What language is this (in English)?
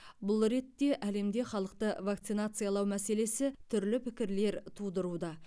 Kazakh